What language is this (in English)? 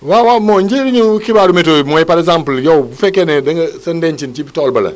Wolof